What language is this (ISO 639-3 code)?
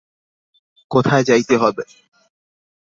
ben